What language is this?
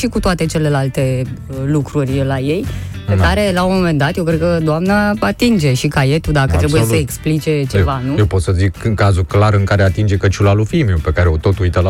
Romanian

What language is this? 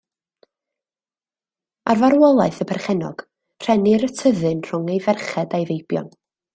Welsh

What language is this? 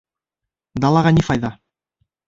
Bashkir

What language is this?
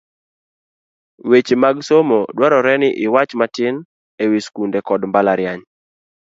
Luo (Kenya and Tanzania)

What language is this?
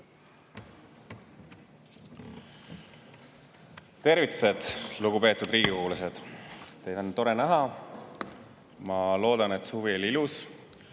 Estonian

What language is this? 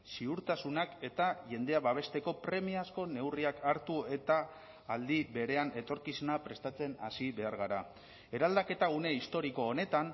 Basque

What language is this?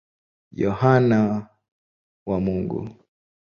Swahili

